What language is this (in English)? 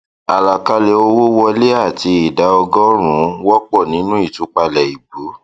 Yoruba